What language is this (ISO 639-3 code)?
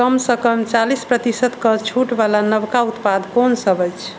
mai